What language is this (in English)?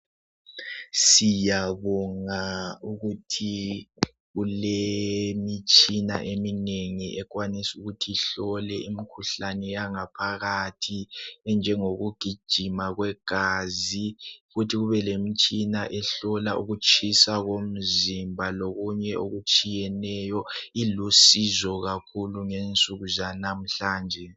North Ndebele